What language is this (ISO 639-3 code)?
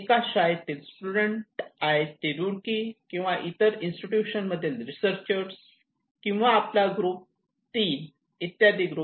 mar